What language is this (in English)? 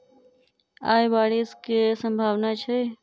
Maithili